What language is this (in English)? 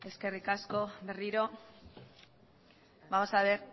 Basque